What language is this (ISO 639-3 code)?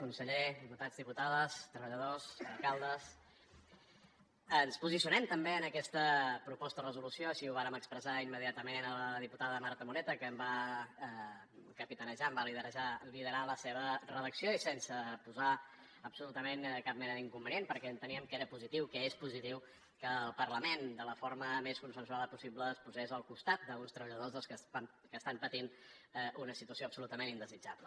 cat